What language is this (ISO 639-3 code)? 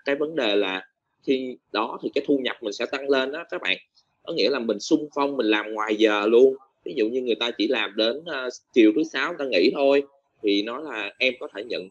vie